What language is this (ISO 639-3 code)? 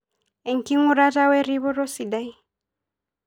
mas